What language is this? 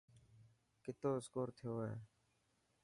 Dhatki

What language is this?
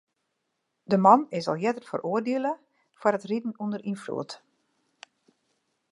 Western Frisian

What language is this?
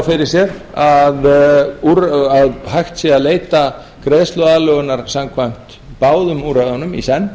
Icelandic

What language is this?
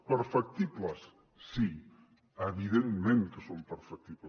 Catalan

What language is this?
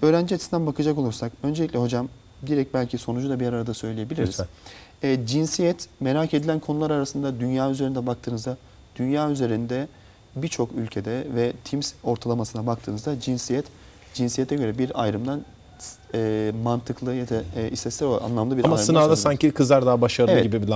Turkish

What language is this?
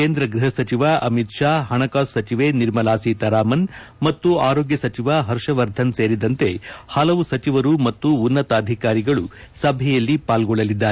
Kannada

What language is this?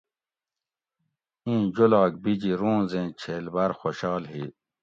Gawri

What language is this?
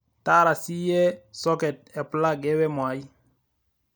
Masai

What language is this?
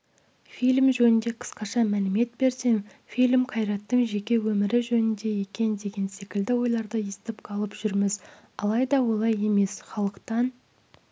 Kazakh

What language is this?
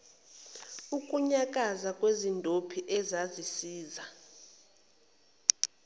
Zulu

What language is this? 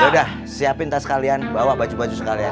Indonesian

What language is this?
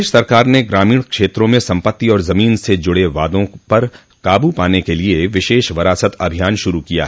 Hindi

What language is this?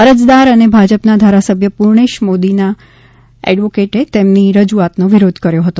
Gujarati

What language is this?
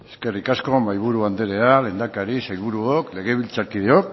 Basque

